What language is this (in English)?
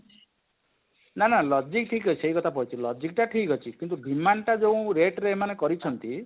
Odia